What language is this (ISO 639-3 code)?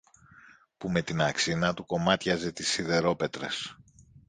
ell